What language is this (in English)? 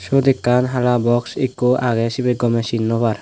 Chakma